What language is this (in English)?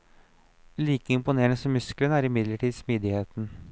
Norwegian